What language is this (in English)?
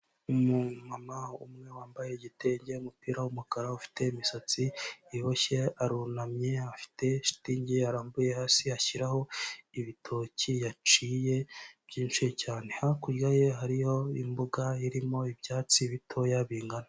Kinyarwanda